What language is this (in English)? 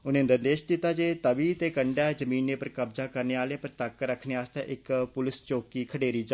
Dogri